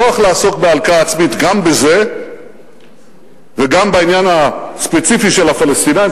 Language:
Hebrew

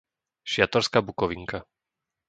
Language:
Slovak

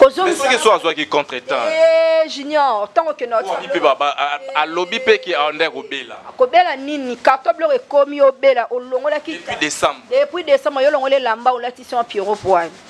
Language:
French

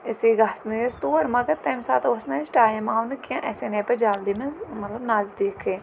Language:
Kashmiri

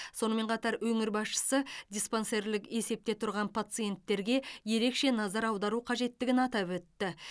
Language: Kazakh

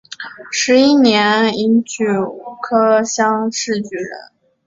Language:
Chinese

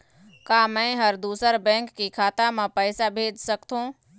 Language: Chhattisgarhi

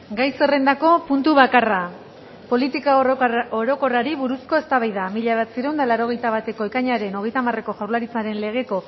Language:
Basque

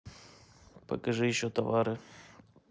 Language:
Russian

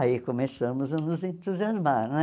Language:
Portuguese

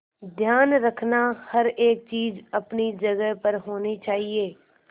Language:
Hindi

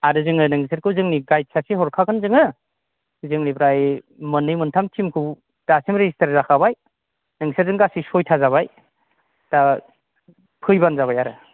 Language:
Bodo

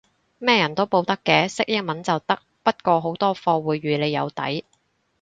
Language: Cantonese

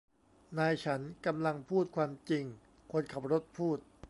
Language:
Thai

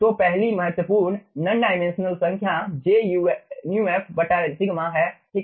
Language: Hindi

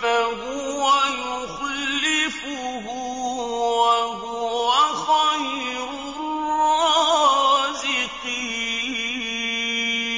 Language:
Arabic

